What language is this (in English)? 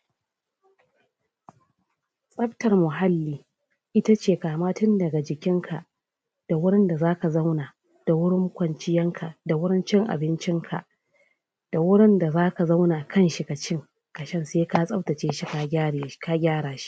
Hausa